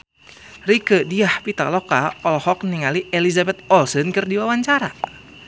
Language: Sundanese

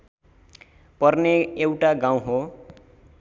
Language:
Nepali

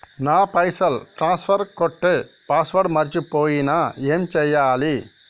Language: Telugu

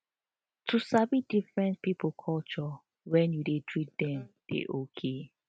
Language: Nigerian Pidgin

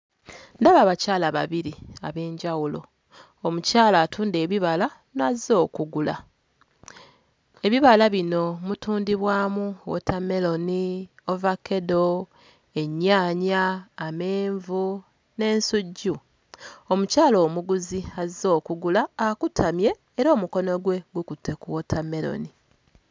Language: Ganda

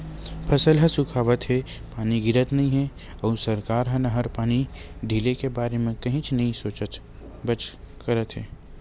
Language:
Chhattisgarhi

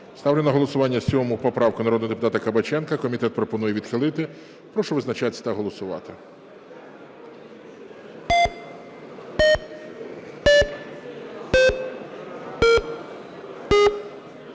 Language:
Ukrainian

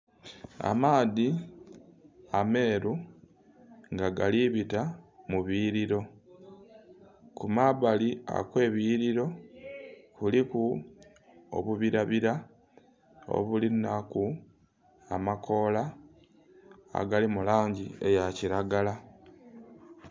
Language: Soga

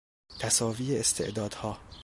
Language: Persian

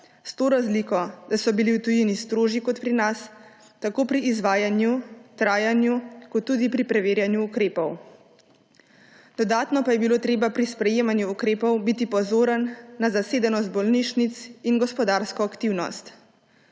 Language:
Slovenian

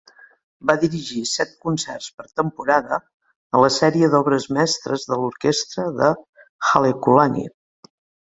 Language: Catalan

